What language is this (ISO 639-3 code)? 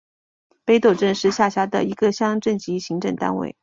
zho